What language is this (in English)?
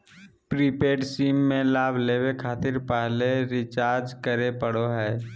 Magahi